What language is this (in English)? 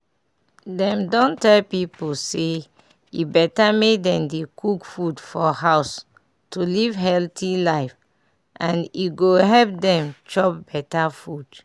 Nigerian Pidgin